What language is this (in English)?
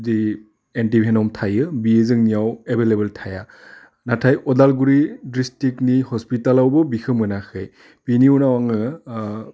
Bodo